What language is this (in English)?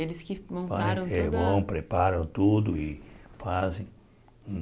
Portuguese